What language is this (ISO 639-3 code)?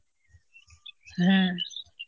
ben